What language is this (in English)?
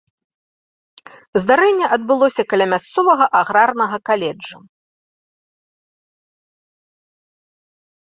Belarusian